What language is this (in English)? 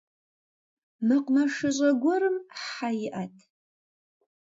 Kabardian